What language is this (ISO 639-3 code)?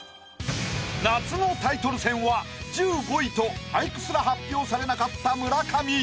jpn